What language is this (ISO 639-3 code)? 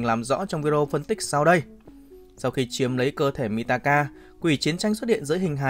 vie